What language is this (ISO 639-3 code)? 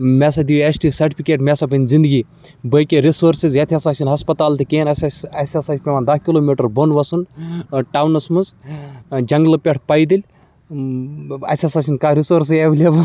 kas